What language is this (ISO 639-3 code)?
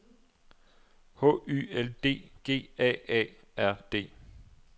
dan